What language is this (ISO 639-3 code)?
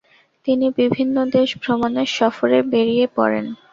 ben